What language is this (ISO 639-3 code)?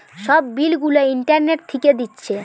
ben